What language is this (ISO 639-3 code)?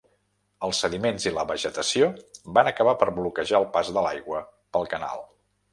cat